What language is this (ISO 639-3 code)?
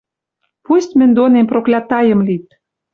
mrj